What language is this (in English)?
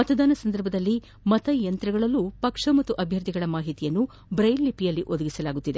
Kannada